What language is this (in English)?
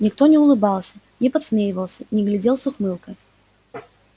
Russian